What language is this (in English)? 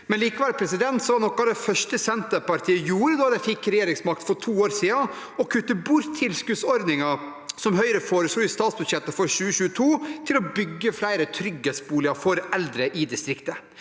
Norwegian